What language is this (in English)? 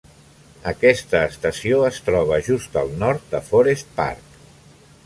Catalan